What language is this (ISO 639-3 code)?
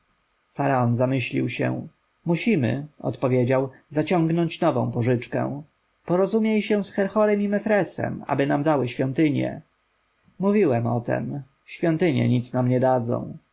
pol